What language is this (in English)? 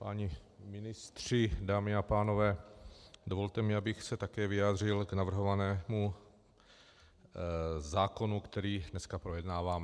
Czech